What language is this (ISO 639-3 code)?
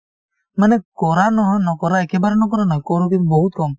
asm